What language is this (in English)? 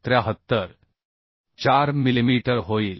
Marathi